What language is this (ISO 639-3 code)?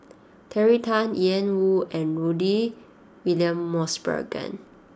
eng